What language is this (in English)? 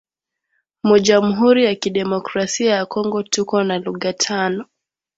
Swahili